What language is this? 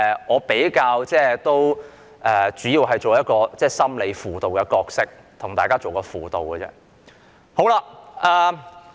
Cantonese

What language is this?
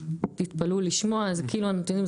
Hebrew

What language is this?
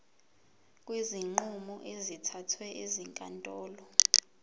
Zulu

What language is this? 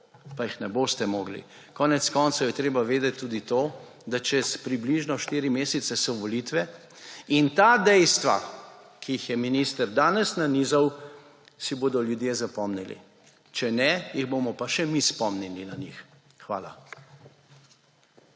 Slovenian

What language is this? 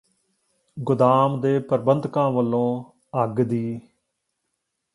Punjabi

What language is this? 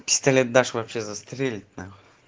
Russian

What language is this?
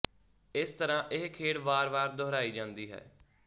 Punjabi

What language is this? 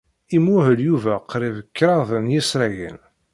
Kabyle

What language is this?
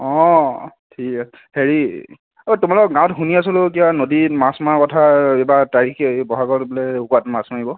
Assamese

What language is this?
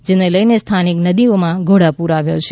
Gujarati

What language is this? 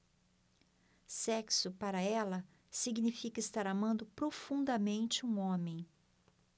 Portuguese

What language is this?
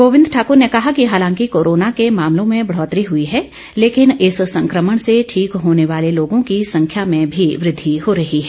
Hindi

